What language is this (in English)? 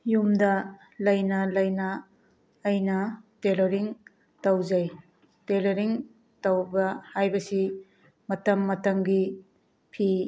Manipuri